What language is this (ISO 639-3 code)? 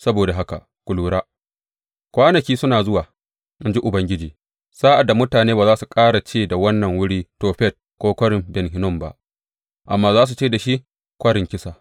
hau